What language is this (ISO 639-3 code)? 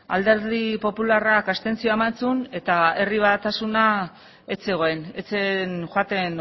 eus